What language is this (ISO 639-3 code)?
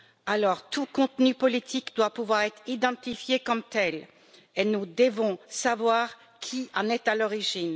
fra